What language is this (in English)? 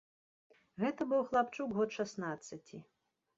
Belarusian